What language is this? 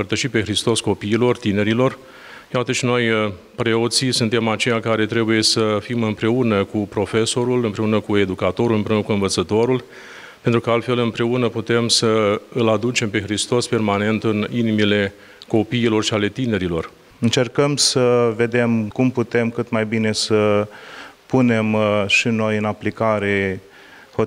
Romanian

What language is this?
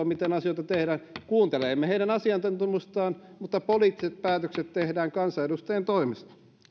Finnish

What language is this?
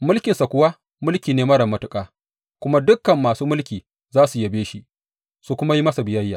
Hausa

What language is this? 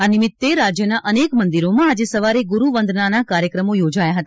Gujarati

